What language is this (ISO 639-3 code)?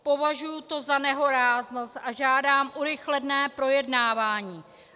ces